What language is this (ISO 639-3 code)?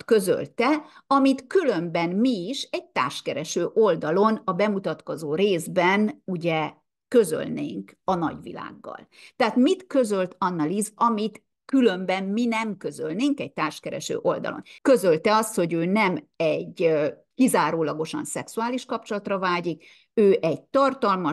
hun